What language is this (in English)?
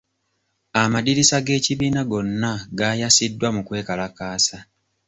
Ganda